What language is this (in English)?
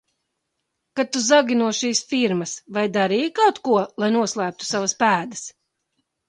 Latvian